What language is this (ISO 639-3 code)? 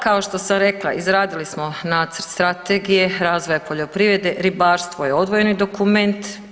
hrv